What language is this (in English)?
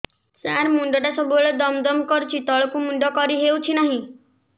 Odia